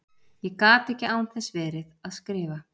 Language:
Icelandic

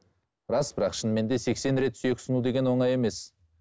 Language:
Kazakh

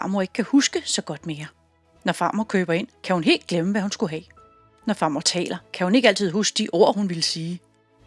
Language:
Danish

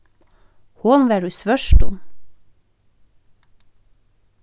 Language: Faroese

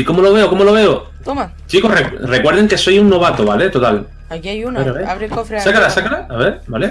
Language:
Spanish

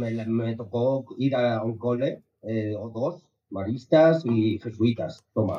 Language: Spanish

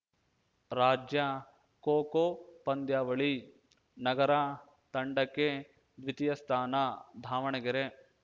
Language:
Kannada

